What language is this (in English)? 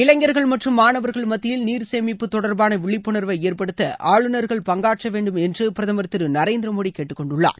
Tamil